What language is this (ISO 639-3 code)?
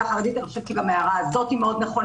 heb